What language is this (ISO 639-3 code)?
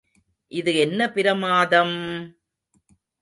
tam